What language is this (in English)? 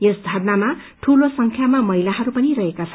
Nepali